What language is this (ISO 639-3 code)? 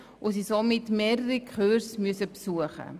gsw